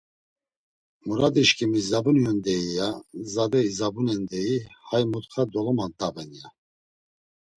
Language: Laz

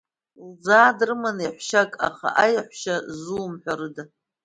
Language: Abkhazian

